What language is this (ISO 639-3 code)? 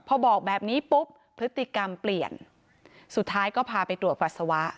tha